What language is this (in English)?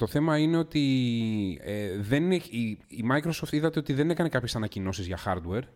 Greek